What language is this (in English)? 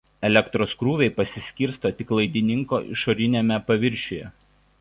Lithuanian